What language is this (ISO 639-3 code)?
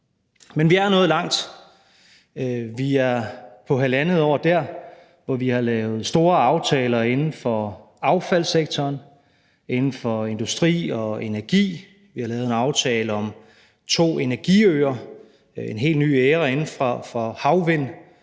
dan